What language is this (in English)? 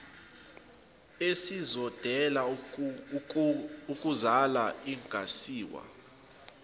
Zulu